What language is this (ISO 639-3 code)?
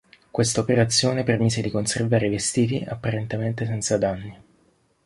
ita